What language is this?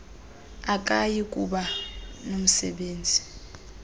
Xhosa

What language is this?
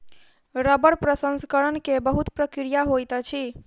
Maithili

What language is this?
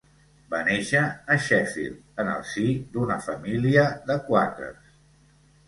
Catalan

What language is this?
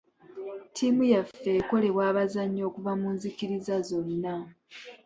Ganda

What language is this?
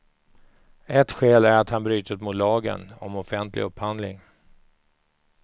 Swedish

